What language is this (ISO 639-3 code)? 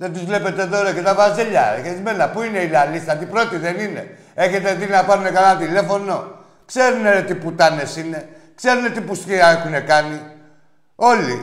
ell